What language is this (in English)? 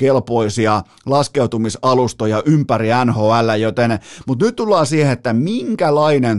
Finnish